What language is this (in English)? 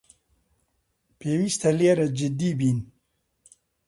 Central Kurdish